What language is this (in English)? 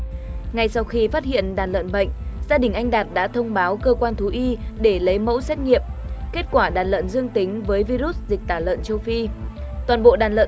Vietnamese